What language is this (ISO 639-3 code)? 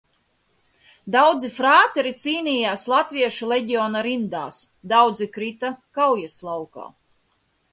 lav